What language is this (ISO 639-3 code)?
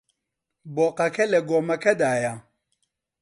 ckb